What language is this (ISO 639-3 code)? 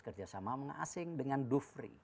ind